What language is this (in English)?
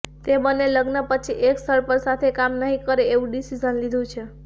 Gujarati